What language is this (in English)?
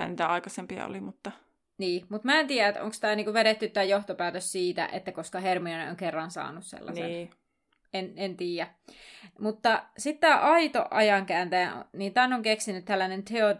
Finnish